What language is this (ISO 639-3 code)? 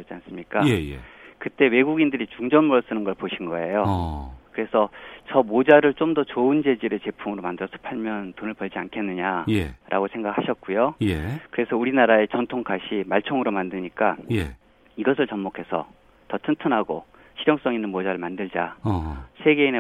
kor